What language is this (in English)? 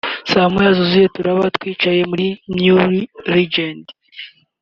Kinyarwanda